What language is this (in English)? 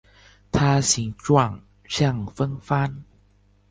Chinese